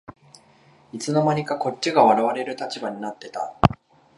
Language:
Japanese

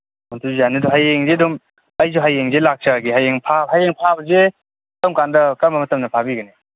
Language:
Manipuri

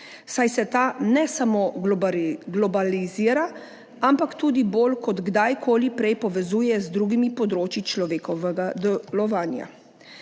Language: Slovenian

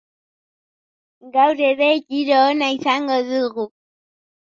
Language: Basque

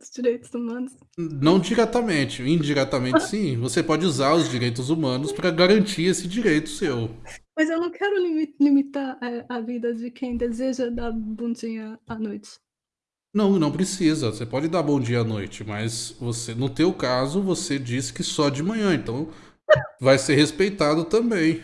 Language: Portuguese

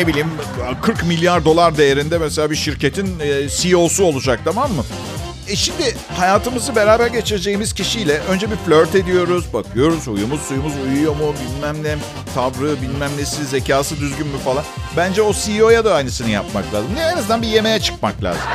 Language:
Turkish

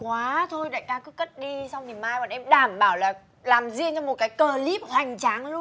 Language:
Vietnamese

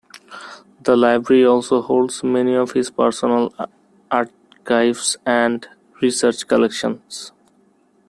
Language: English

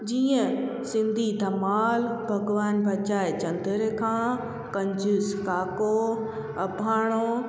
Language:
Sindhi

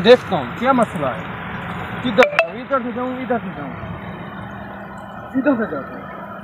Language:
Romanian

